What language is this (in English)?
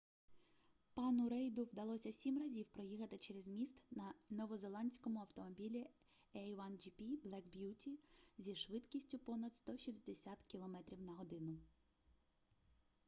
Ukrainian